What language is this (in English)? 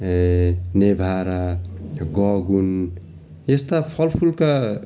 Nepali